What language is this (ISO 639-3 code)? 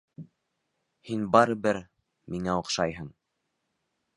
bak